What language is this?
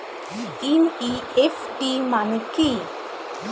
Bangla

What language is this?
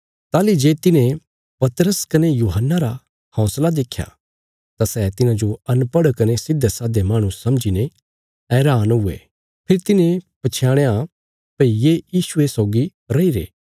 Bilaspuri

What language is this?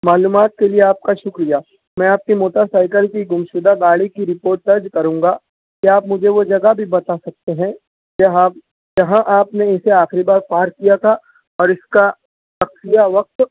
Urdu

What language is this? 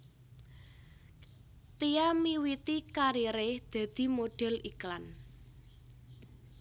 Javanese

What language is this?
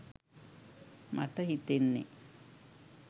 Sinhala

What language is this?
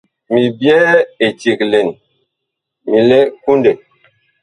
Bakoko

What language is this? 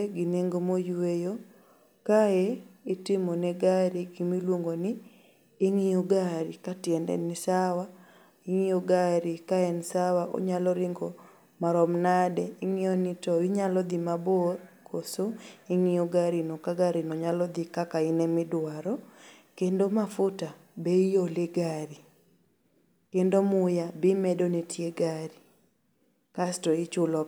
Luo (Kenya and Tanzania)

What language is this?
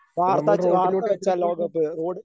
Malayalam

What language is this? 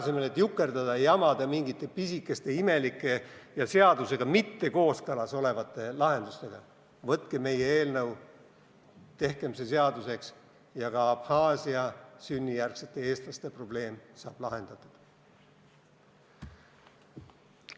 Estonian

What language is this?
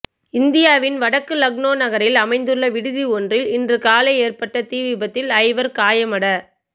Tamil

